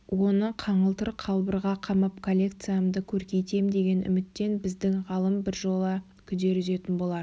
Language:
Kazakh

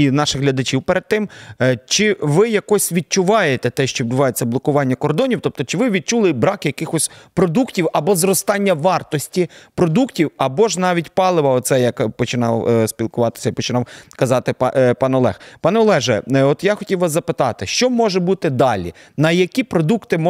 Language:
Ukrainian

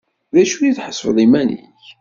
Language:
Kabyle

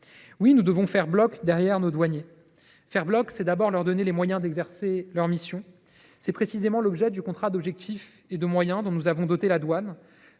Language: French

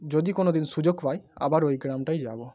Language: Bangla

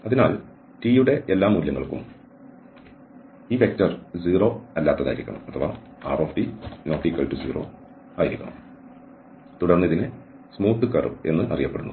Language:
Malayalam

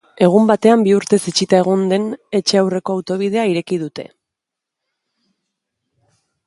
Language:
Basque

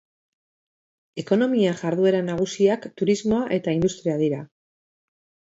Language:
Basque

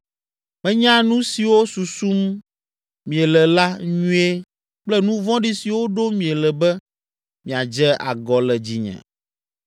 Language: Ewe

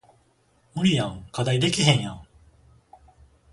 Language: Japanese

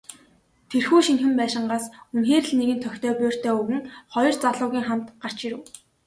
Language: Mongolian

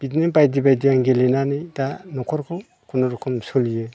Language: Bodo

